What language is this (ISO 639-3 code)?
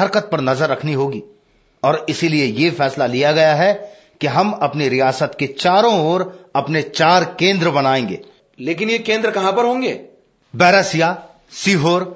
hin